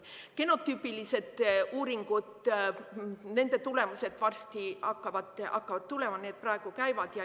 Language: Estonian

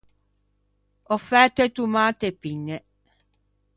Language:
Ligurian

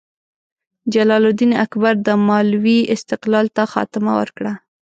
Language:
Pashto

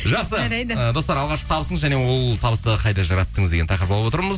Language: Kazakh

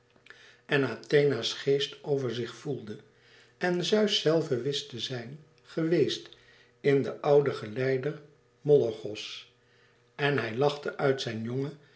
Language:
Dutch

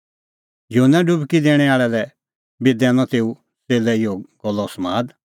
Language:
Kullu Pahari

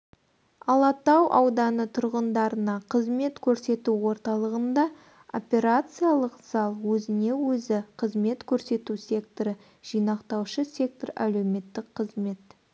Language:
Kazakh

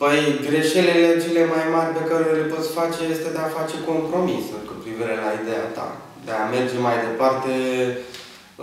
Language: Romanian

